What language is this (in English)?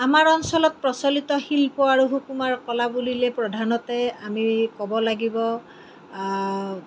Assamese